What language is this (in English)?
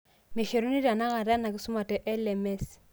Masai